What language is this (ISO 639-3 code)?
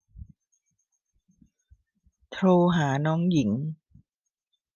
tha